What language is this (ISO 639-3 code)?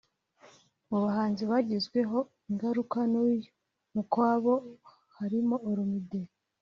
kin